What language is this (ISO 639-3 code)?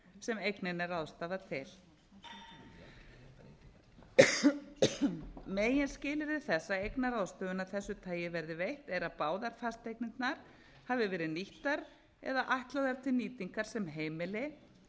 isl